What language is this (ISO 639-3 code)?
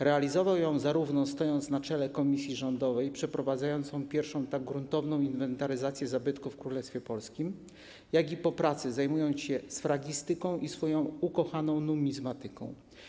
pol